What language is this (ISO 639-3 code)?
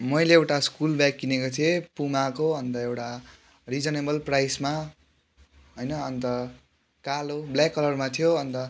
nep